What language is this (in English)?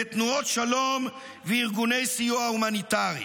Hebrew